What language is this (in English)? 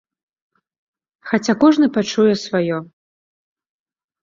Belarusian